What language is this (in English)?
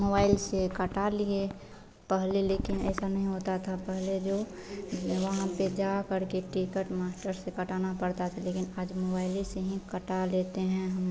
Hindi